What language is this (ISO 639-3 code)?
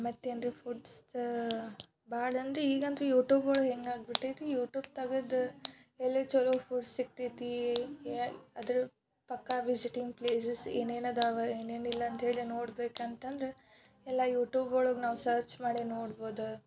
kan